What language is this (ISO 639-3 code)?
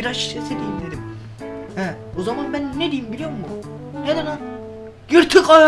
tur